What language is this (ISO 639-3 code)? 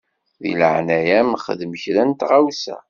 kab